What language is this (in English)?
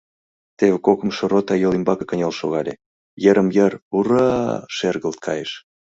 Mari